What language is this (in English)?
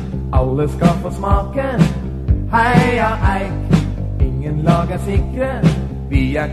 Norwegian